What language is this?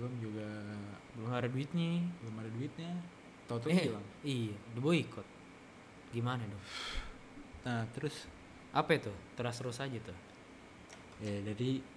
Indonesian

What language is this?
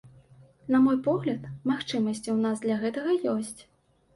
Belarusian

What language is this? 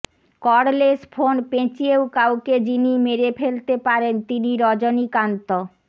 Bangla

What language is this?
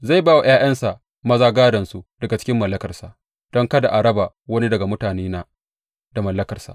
Hausa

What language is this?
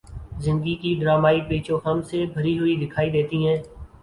Urdu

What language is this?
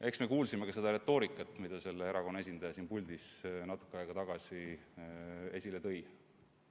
Estonian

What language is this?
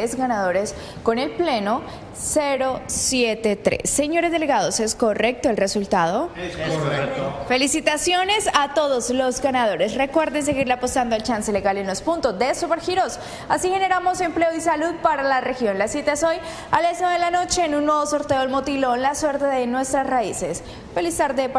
Spanish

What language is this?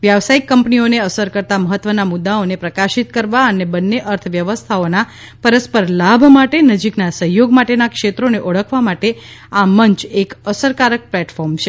Gujarati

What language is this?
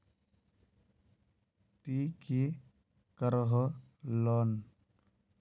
Magahi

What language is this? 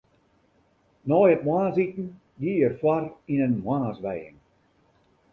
Western Frisian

